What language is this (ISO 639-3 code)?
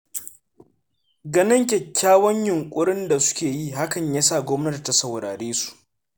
hau